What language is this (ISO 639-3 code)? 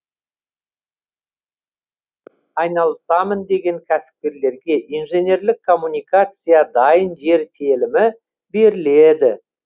kaz